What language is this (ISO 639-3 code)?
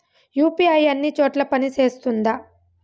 tel